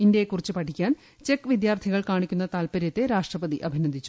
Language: Malayalam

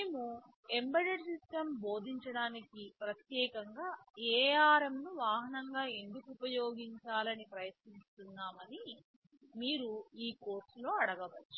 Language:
Telugu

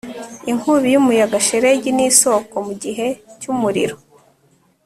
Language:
Kinyarwanda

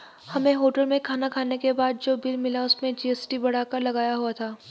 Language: Hindi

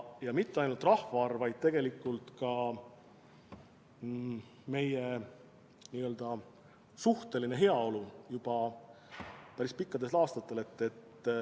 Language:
Estonian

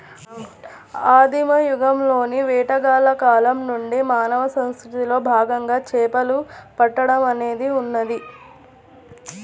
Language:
Telugu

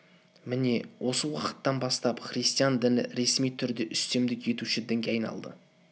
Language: Kazakh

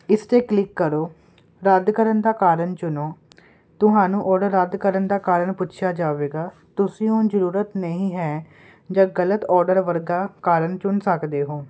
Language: Punjabi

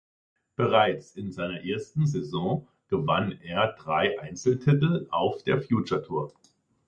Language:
German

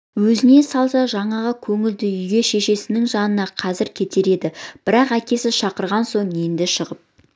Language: Kazakh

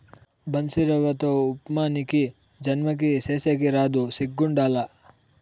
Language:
Telugu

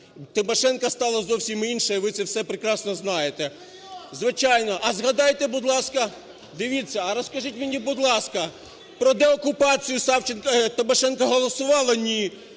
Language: Ukrainian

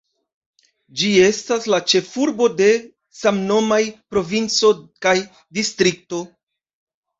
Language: Esperanto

